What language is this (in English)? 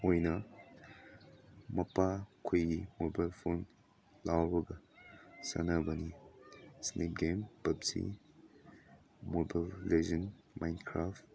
Manipuri